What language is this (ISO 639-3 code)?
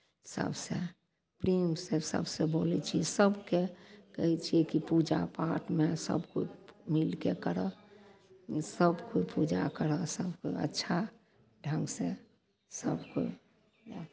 mai